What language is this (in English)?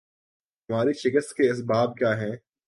Urdu